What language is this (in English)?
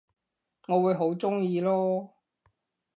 Cantonese